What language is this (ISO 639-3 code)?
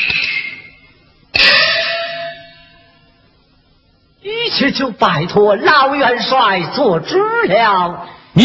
zho